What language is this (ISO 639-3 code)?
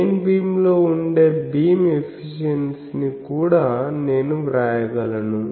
tel